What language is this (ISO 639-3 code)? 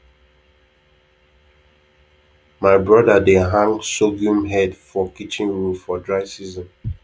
pcm